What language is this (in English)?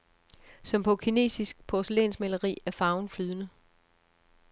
Danish